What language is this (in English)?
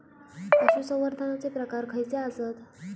Marathi